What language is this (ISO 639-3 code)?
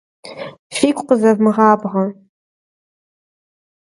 kbd